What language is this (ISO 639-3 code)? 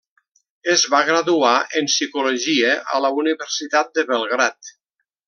cat